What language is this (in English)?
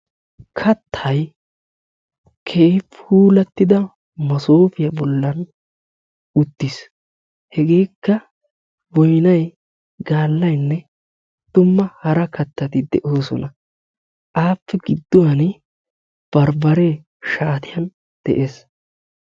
Wolaytta